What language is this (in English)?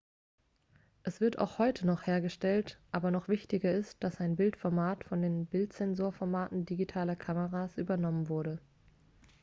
German